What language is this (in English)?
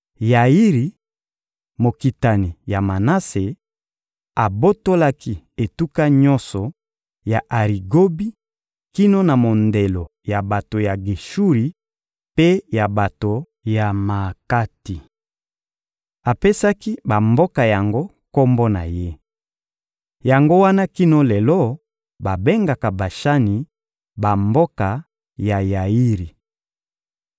Lingala